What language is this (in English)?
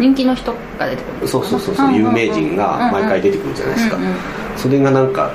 Japanese